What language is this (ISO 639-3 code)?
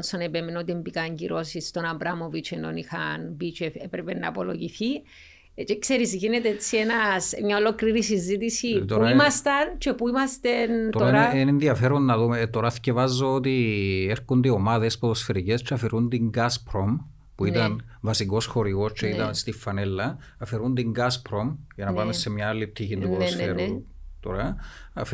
ell